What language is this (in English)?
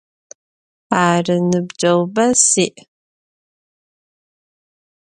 Adyghe